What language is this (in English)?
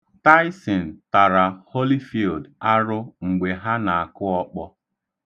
Igbo